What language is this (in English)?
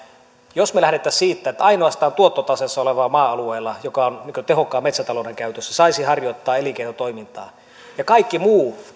Finnish